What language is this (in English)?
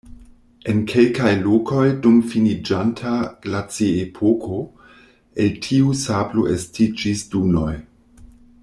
Esperanto